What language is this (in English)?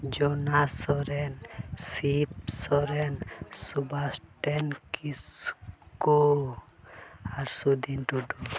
Santali